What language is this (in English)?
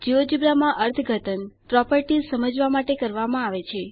Gujarati